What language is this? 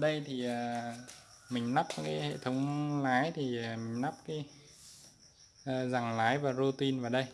Vietnamese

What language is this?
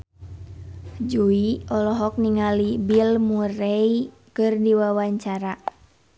Sundanese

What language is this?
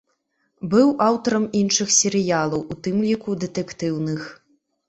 Belarusian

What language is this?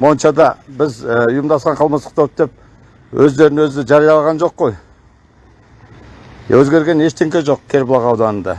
Turkish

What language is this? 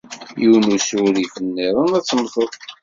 Kabyle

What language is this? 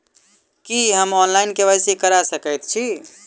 Maithili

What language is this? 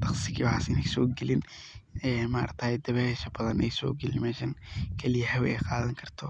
Somali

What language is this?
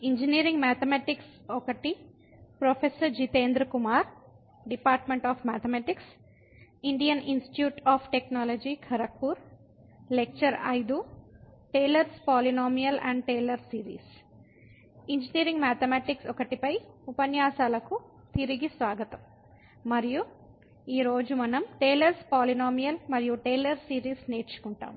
Telugu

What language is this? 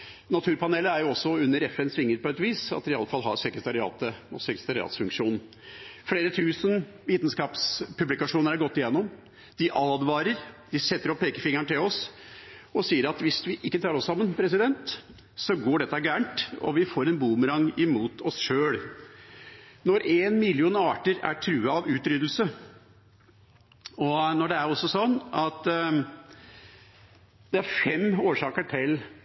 Norwegian Bokmål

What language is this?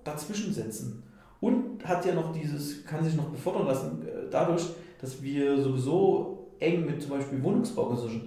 German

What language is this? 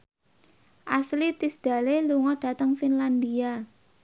Javanese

